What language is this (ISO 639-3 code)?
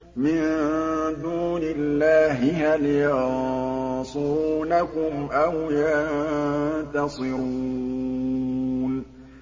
ara